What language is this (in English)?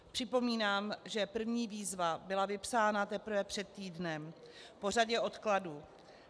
Czech